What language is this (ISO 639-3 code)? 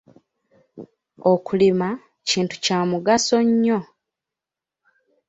lug